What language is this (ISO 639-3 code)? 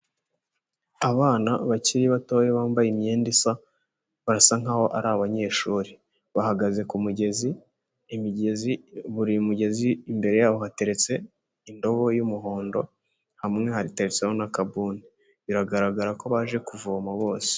kin